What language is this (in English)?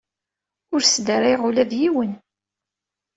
Kabyle